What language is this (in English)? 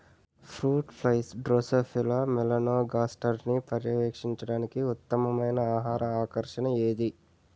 Telugu